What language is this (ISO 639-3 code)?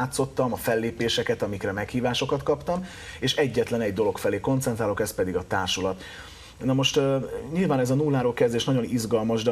hun